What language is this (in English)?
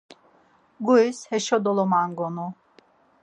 Laz